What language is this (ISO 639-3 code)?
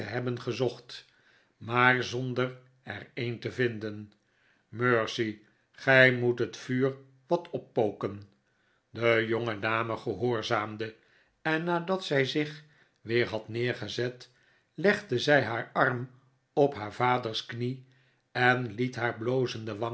nld